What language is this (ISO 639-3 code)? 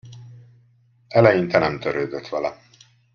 hun